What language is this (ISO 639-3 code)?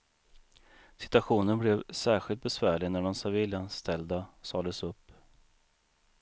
swe